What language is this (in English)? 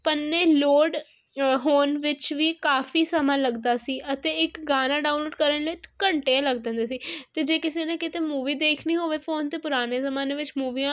Punjabi